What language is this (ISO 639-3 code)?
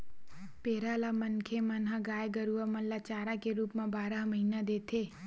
hne